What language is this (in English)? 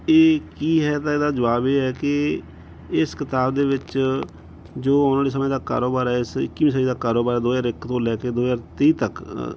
Punjabi